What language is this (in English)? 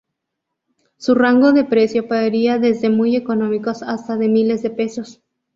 Spanish